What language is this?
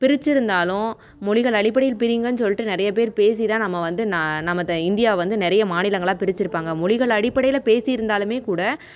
Tamil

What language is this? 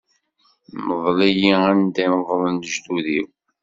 Kabyle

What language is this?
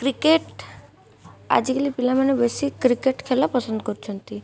Odia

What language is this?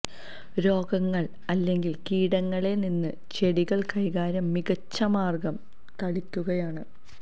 Malayalam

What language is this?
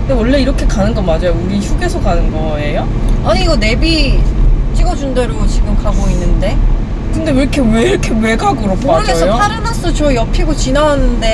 Korean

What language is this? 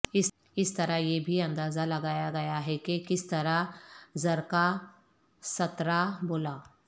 Urdu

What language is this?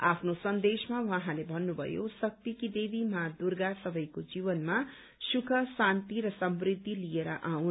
Nepali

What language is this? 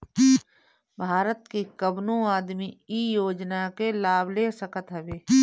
Bhojpuri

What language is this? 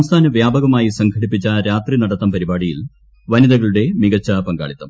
Malayalam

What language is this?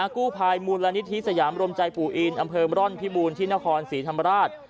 Thai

